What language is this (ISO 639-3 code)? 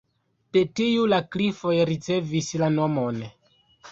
epo